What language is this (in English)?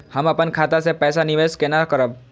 Maithili